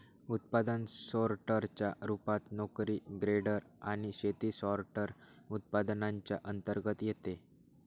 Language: Marathi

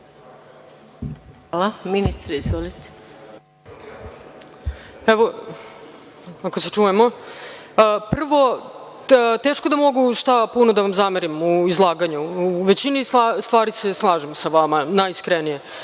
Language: Serbian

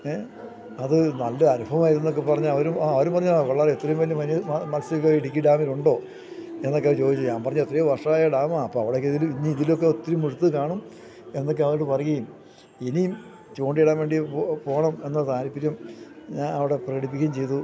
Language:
Malayalam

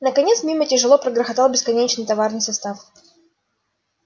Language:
Russian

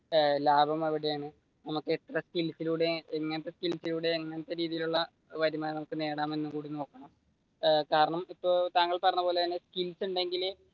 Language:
Malayalam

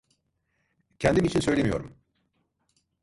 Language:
Turkish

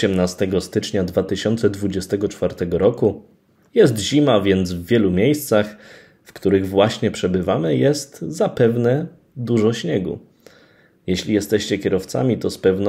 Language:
Polish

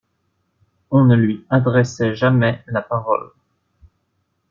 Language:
French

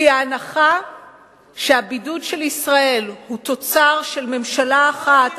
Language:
Hebrew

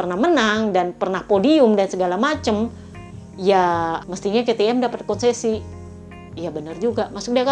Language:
Indonesian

